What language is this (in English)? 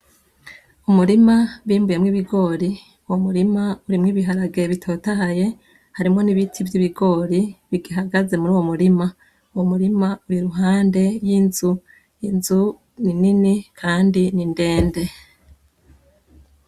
Rundi